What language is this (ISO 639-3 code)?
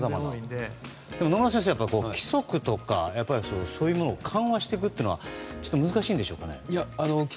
jpn